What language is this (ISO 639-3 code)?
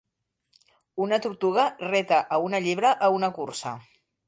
cat